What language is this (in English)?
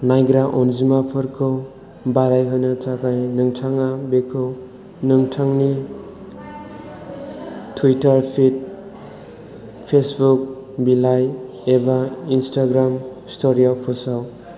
Bodo